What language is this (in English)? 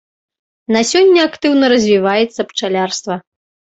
Belarusian